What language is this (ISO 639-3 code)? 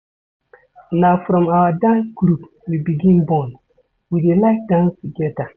pcm